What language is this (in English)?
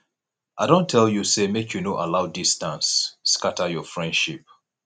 Nigerian Pidgin